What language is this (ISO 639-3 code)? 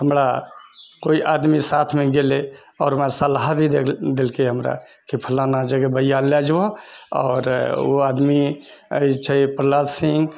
mai